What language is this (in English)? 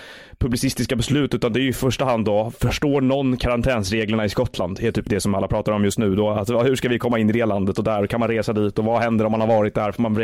Swedish